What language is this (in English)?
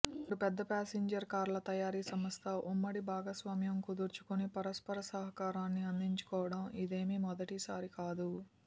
Telugu